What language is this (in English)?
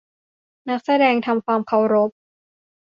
Thai